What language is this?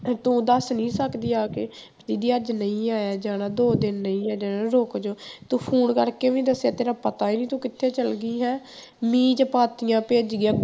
Punjabi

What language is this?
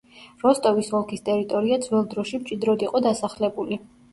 Georgian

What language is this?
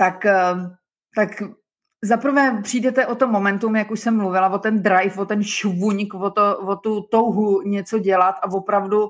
Czech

